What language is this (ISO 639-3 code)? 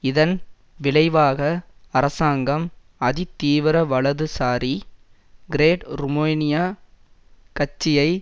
tam